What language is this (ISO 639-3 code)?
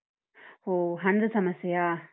kan